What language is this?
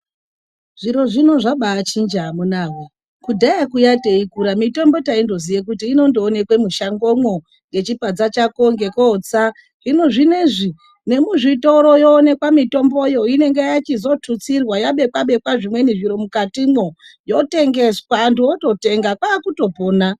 Ndau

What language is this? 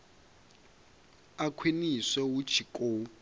Venda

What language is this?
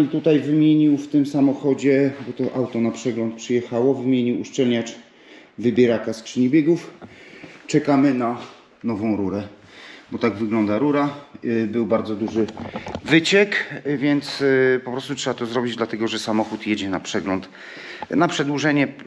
Polish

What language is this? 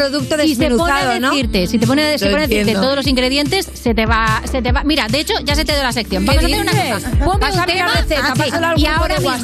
Spanish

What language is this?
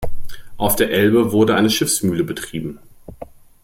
German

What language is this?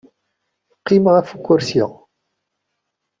Kabyle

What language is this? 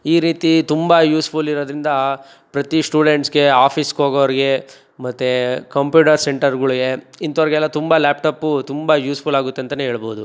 Kannada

